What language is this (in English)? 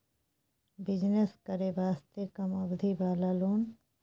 Maithili